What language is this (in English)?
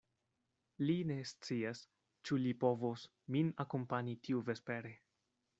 Esperanto